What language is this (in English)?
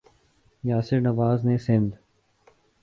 Urdu